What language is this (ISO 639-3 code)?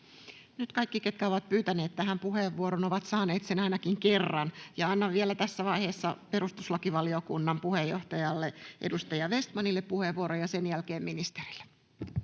fin